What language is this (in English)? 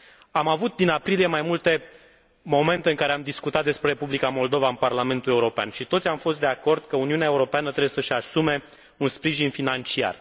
Romanian